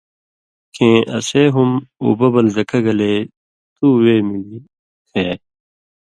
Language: Indus Kohistani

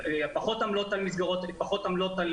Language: Hebrew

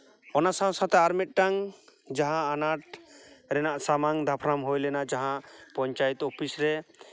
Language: Santali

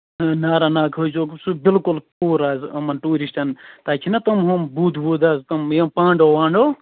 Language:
Kashmiri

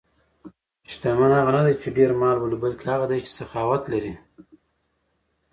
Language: Pashto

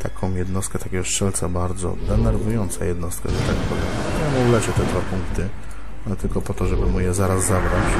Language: Polish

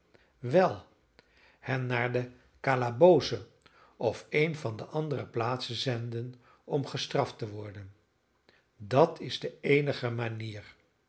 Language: Dutch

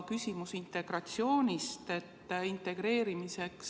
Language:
Estonian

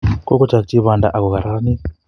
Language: Kalenjin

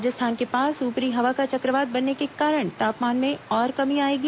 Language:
Hindi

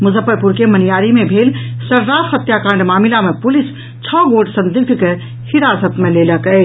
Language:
Maithili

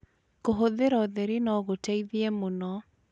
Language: Kikuyu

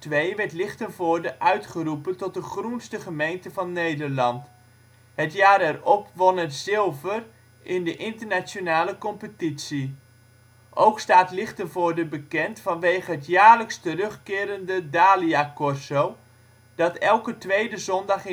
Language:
Dutch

